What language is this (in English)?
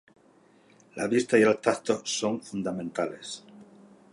Spanish